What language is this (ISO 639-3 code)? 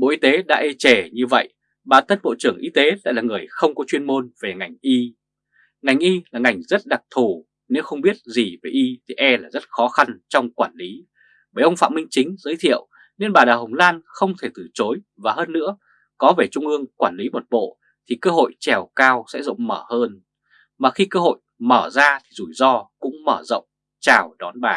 vie